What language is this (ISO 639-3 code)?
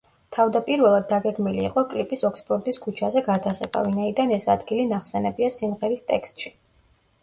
kat